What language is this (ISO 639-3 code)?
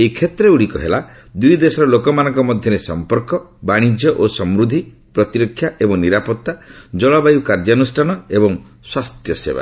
ori